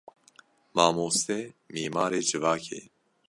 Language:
Kurdish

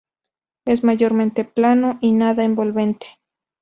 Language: Spanish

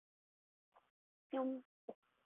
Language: Chinese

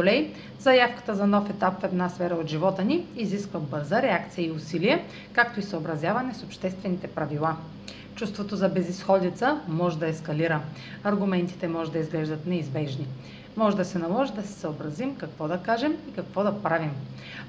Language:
Bulgarian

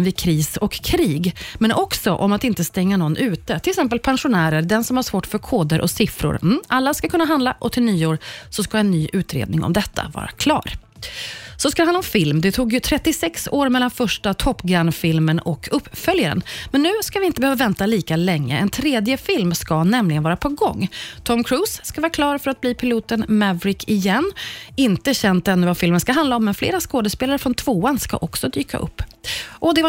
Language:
Swedish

